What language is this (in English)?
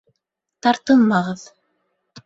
Bashkir